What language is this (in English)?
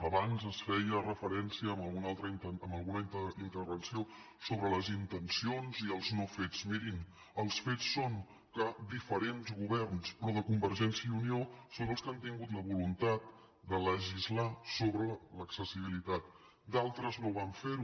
Catalan